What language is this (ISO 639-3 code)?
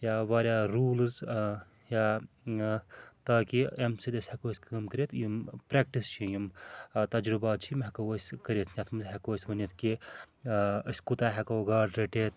kas